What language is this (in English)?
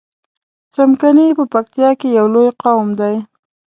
Pashto